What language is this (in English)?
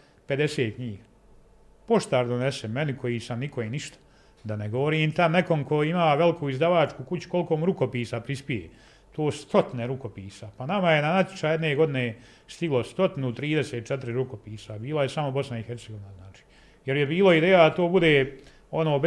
Croatian